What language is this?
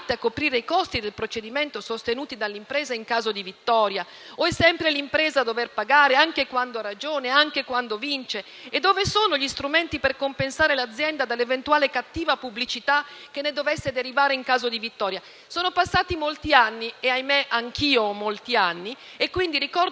Italian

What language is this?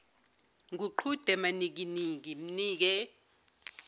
Zulu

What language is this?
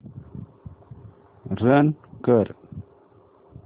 Marathi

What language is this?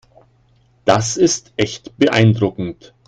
German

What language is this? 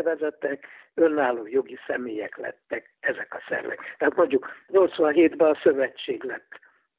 Hungarian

